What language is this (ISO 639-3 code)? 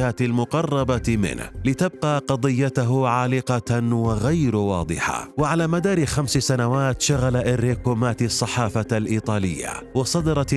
ara